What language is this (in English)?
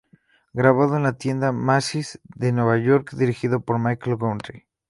Spanish